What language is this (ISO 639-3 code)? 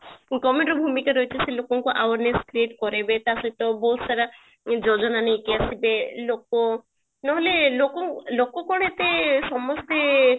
ori